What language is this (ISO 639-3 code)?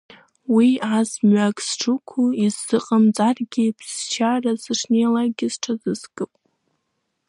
abk